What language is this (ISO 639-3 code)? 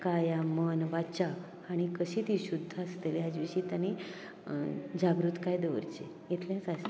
kok